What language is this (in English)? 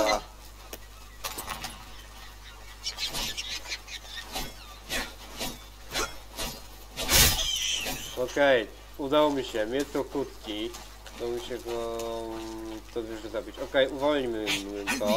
Polish